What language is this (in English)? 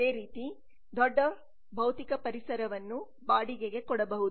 Kannada